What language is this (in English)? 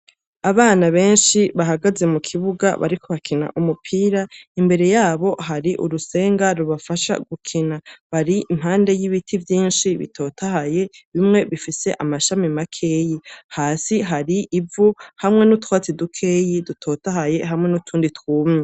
Rundi